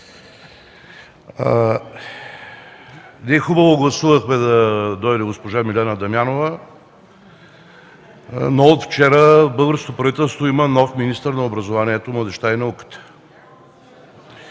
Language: Bulgarian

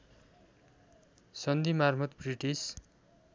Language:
Nepali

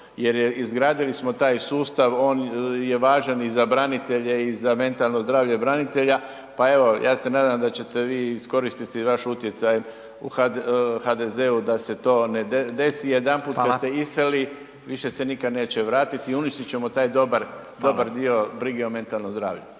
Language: Croatian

